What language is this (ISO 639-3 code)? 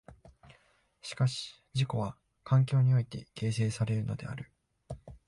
jpn